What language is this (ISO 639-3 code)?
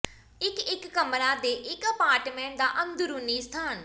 pan